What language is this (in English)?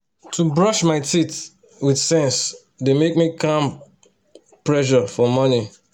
Nigerian Pidgin